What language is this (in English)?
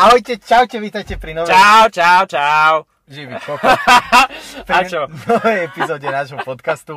Slovak